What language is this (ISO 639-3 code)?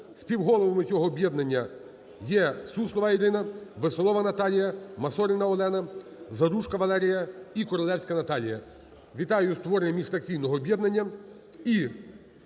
ukr